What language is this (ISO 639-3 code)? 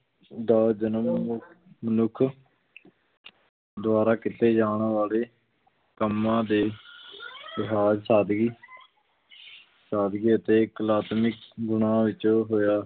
pan